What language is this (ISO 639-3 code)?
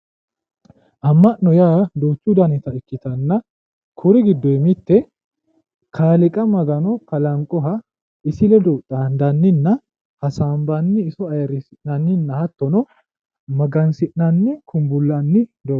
sid